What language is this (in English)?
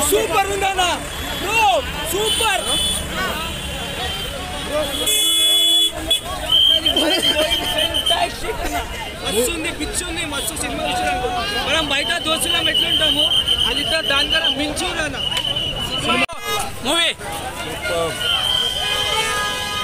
Arabic